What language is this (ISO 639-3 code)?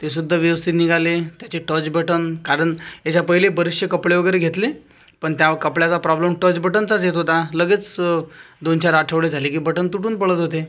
mar